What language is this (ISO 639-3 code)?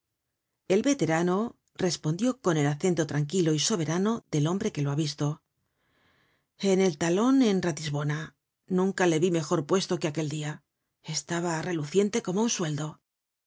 spa